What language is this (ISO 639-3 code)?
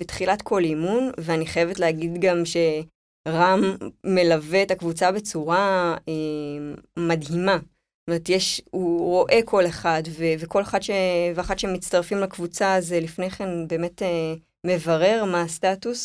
heb